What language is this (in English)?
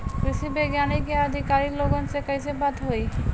Bhojpuri